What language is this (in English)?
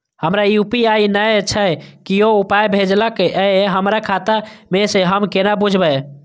Maithili